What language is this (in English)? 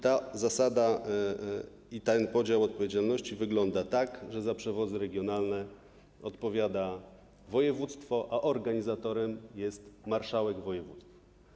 Polish